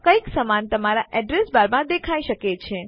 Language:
Gujarati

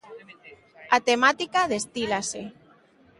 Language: Galician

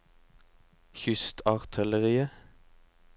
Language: Norwegian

